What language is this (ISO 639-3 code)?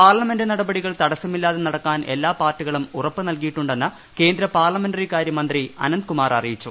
mal